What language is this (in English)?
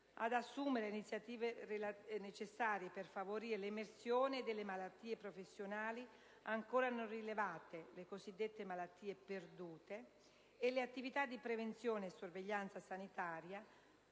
Italian